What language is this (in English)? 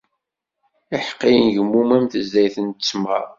Kabyle